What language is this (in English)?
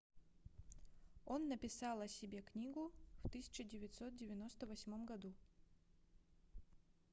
Russian